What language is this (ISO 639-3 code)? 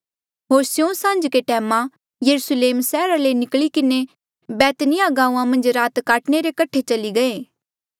mjl